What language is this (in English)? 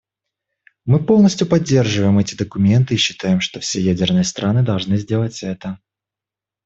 Russian